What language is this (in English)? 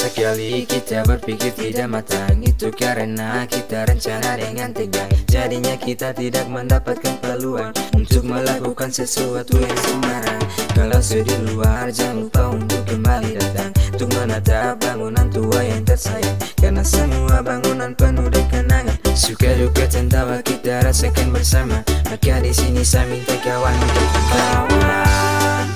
Indonesian